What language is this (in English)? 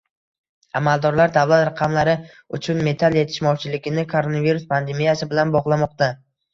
Uzbek